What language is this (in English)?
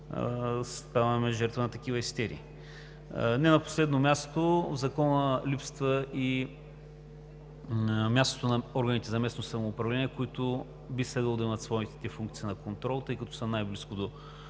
Bulgarian